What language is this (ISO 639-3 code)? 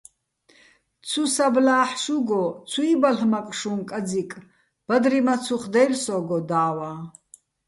bbl